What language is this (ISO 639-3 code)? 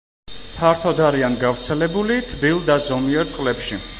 kat